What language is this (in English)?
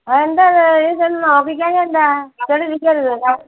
Malayalam